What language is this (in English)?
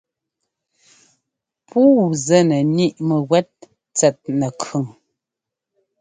Ngomba